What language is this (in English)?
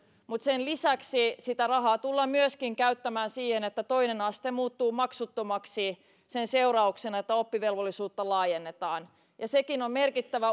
Finnish